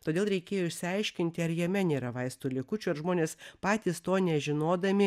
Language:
Lithuanian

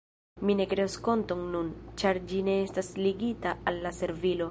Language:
Esperanto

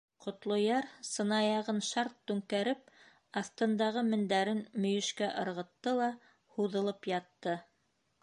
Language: Bashkir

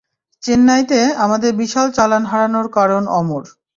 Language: Bangla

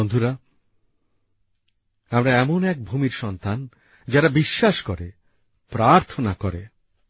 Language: Bangla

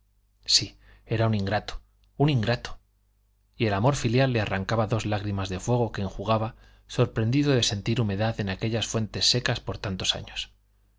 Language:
Spanish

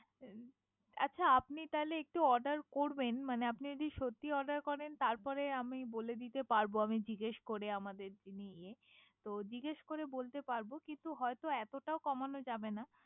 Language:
Bangla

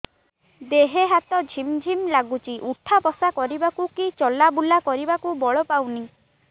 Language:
Odia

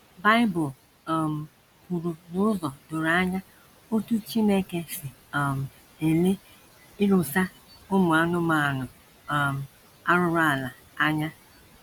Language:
Igbo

